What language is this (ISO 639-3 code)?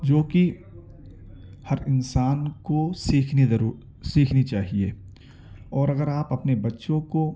urd